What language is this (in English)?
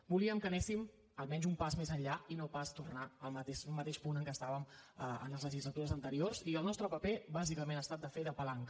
Catalan